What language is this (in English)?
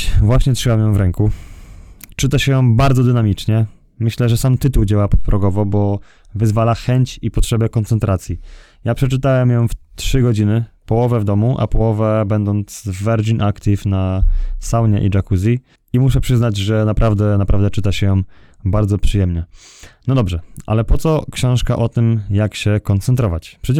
Polish